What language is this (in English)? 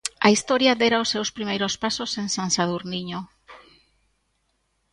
Galician